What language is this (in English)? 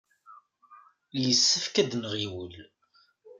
Kabyle